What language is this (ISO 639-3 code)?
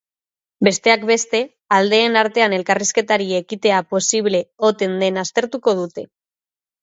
eus